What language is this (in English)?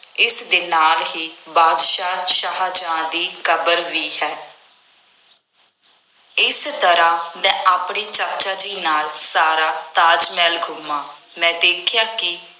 Punjabi